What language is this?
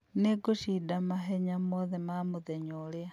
Kikuyu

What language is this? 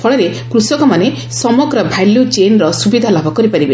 Odia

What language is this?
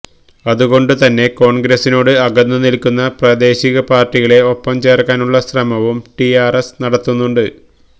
Malayalam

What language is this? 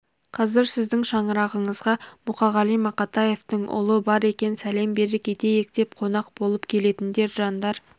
Kazakh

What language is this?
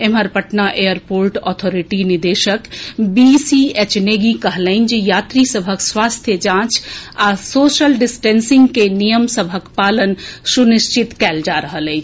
Maithili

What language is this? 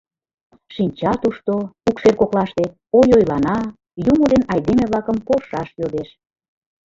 Mari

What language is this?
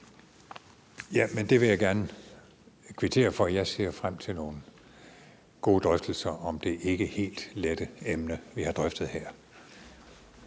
Danish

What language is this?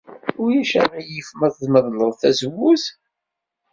Kabyle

